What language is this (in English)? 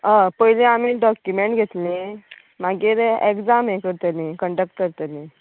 Konkani